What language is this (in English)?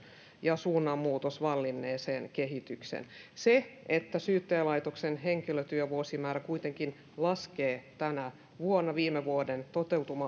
Finnish